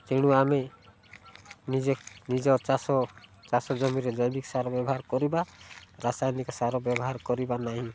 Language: Odia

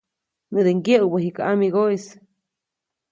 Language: Copainalá Zoque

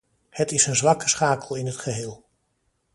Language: Dutch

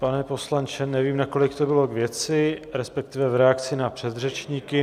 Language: Czech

